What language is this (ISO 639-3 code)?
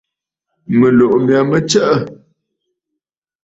bfd